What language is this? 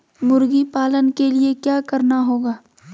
Magahi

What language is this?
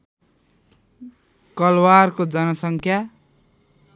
Nepali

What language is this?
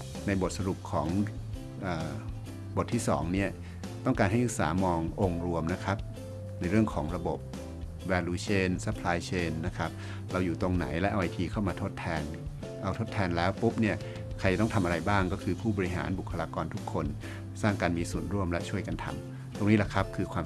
Thai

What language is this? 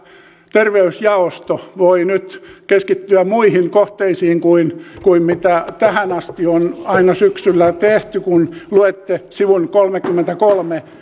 Finnish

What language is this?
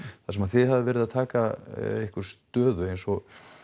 Icelandic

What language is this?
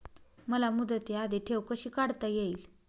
Marathi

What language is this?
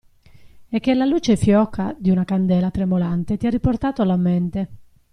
Italian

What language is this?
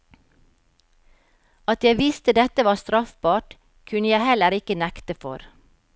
Norwegian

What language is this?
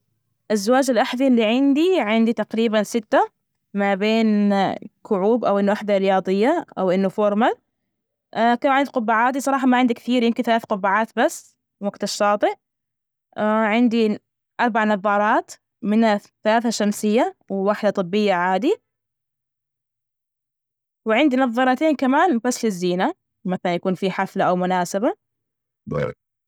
Najdi Arabic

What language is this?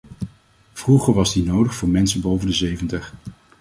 Dutch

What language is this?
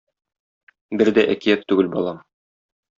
Tatar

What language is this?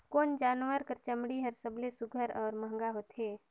Chhattisgarhi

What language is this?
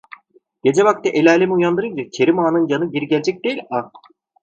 Turkish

